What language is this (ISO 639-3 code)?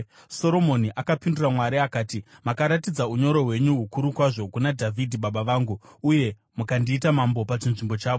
sna